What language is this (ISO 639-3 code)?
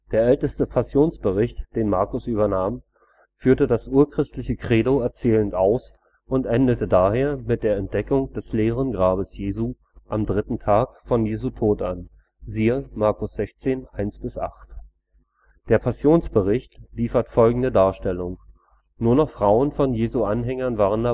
deu